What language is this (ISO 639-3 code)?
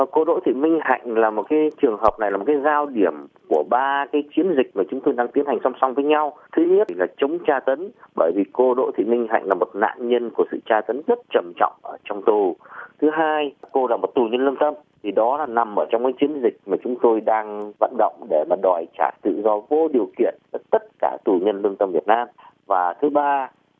vie